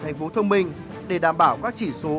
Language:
Vietnamese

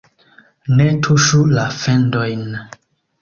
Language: Esperanto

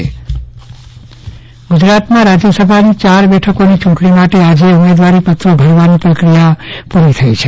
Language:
Gujarati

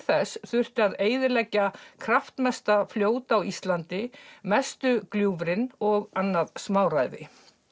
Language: Icelandic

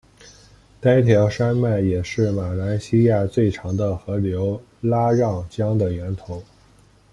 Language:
Chinese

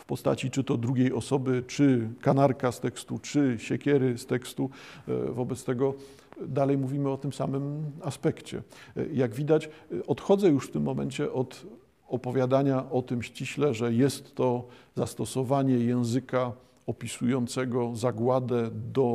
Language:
Polish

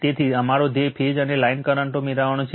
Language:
Gujarati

